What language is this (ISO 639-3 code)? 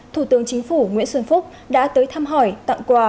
vie